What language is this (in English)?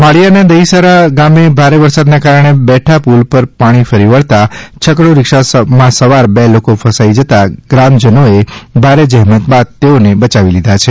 Gujarati